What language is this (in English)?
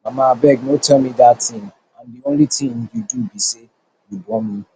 Nigerian Pidgin